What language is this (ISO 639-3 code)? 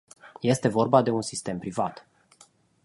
ron